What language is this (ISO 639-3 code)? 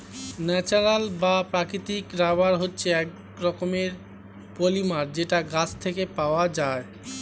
ben